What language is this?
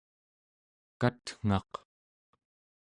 Central Yupik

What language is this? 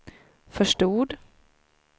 Swedish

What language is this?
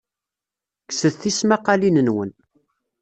Kabyle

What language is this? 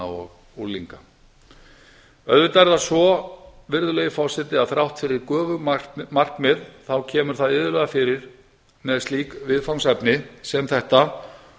Icelandic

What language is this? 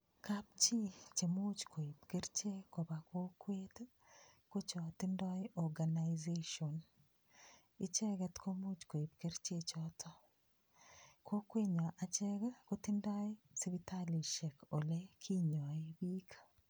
Kalenjin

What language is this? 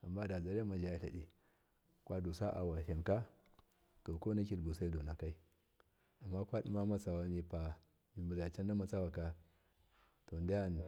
Miya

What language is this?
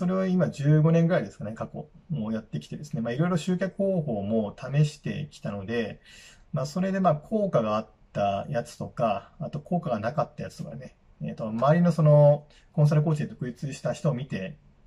Japanese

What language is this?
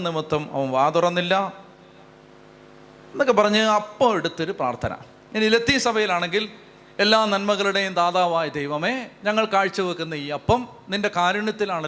Malayalam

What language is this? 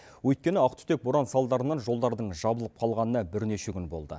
Kazakh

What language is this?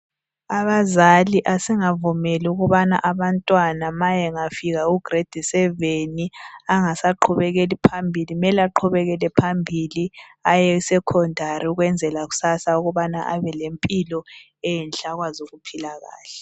North Ndebele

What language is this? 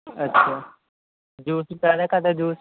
Punjabi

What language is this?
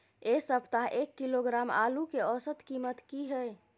Maithili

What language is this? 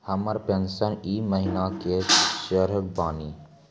Maithili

